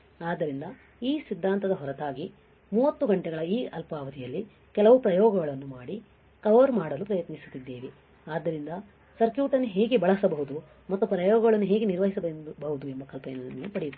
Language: Kannada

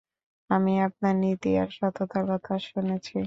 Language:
Bangla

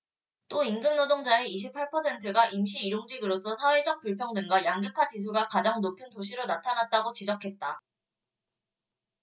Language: Korean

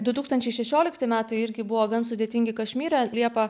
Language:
Lithuanian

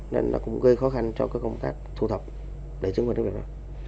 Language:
Vietnamese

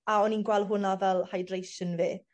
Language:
Welsh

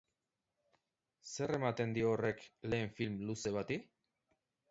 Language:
Basque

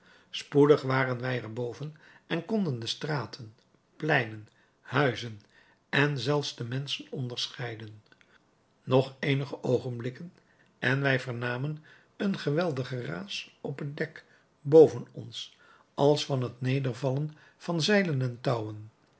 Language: Dutch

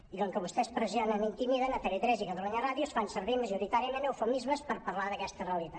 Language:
Catalan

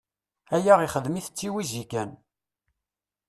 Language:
Kabyle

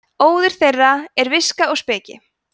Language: Icelandic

